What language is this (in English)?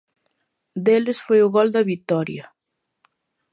Galician